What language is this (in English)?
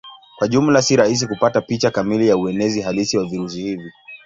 Swahili